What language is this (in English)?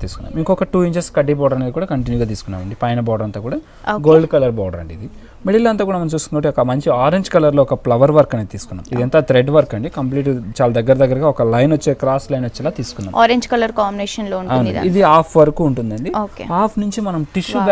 Telugu